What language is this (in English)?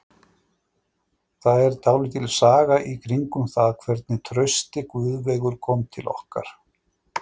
Icelandic